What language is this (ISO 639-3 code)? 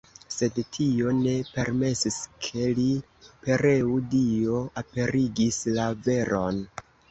epo